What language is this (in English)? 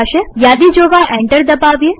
Gujarati